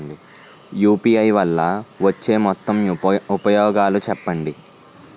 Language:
Telugu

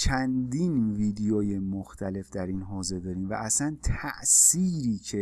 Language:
Persian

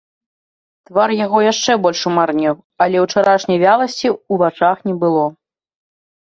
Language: Belarusian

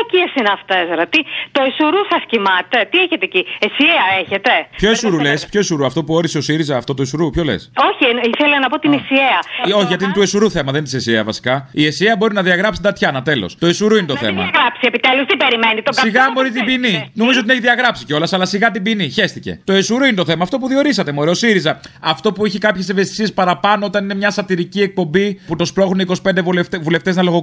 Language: Greek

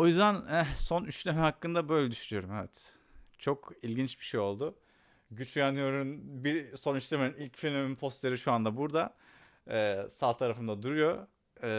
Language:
Turkish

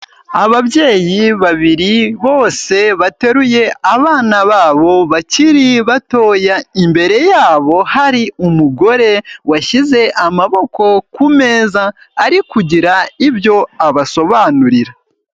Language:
Kinyarwanda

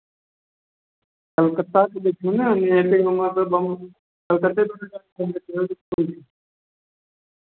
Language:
Maithili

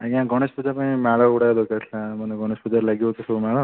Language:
Odia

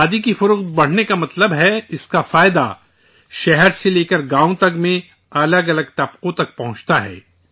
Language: Urdu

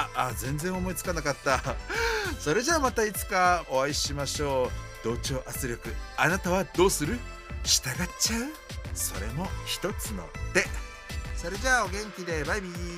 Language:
Japanese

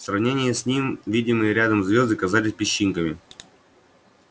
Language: Russian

